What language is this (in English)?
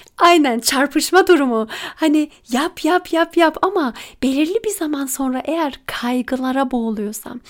Turkish